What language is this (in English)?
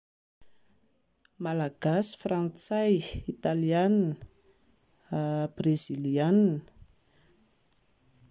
Malagasy